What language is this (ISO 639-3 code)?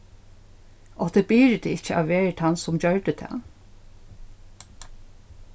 fao